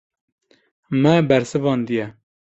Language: Kurdish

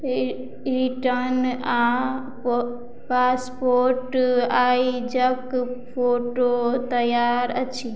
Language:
Maithili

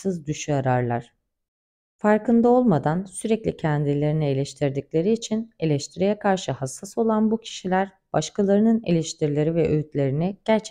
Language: Turkish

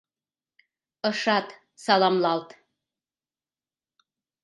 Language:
Mari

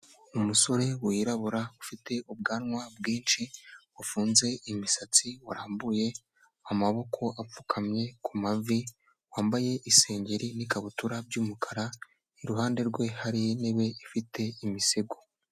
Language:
Kinyarwanda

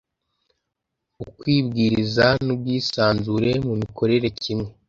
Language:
Kinyarwanda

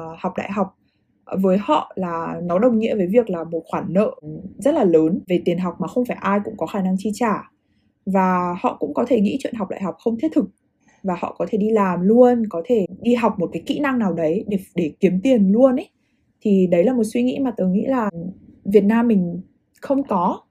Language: Vietnamese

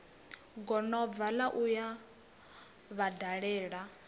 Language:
Venda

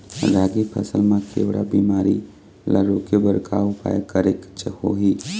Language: Chhattisgarhi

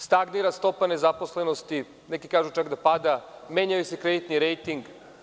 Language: Serbian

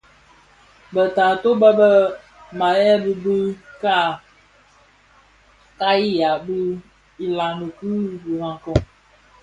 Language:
Bafia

